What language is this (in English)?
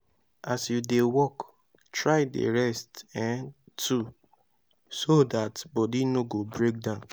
Nigerian Pidgin